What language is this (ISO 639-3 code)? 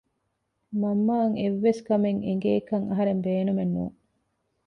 div